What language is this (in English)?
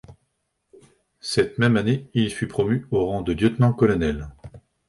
French